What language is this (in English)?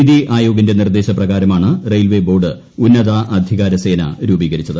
Malayalam